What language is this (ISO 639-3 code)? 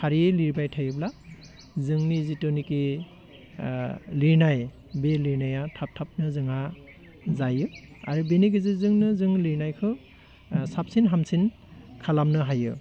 brx